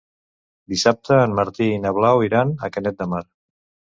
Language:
Catalan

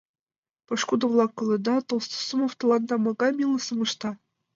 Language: Mari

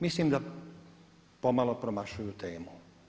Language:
Croatian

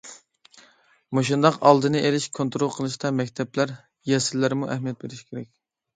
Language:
Uyghur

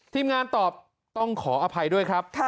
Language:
Thai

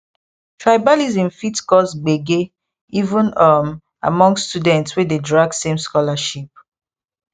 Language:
Nigerian Pidgin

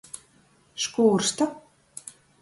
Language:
Latgalian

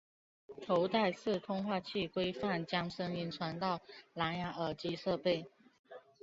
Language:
Chinese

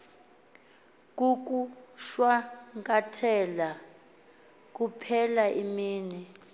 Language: Xhosa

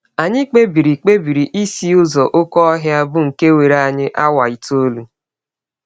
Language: Igbo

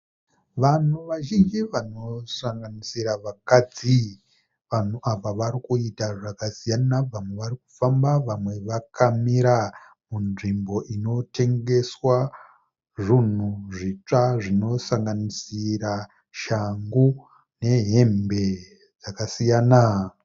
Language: Shona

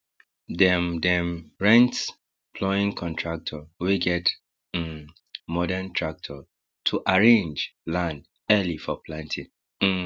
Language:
Nigerian Pidgin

